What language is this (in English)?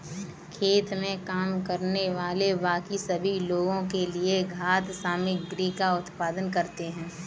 Hindi